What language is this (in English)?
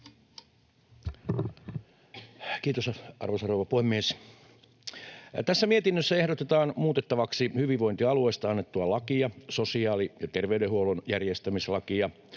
Finnish